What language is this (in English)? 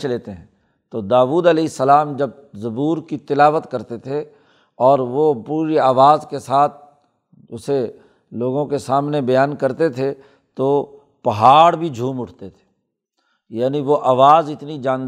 Urdu